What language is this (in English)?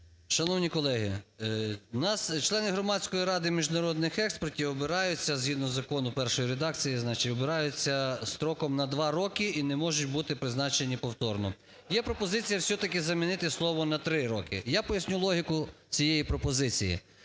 Ukrainian